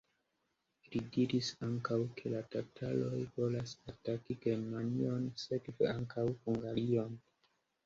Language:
Esperanto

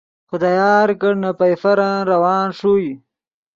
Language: Yidgha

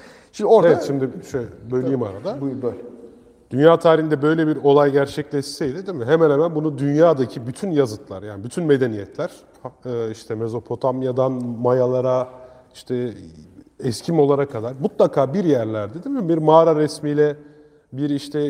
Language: Turkish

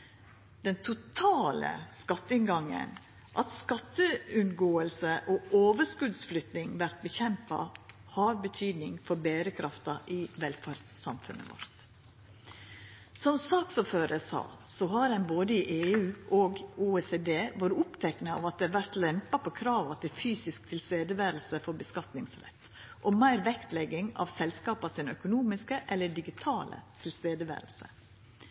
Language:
Norwegian Nynorsk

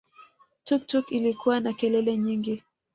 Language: Swahili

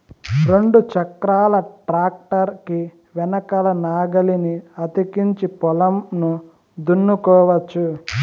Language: Telugu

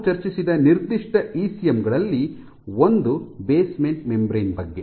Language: Kannada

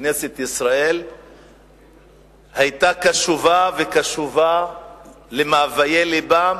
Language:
Hebrew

